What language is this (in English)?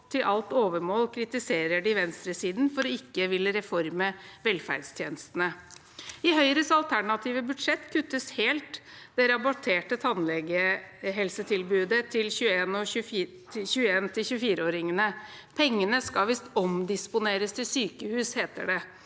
Norwegian